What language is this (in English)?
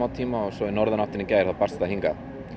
Icelandic